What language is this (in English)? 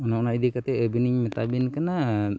Santali